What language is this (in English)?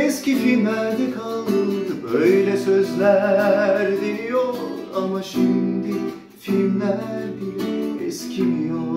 Turkish